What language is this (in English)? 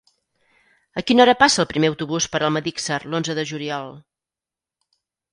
Catalan